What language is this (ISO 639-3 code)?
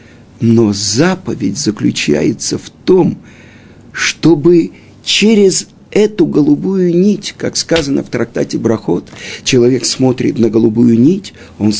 rus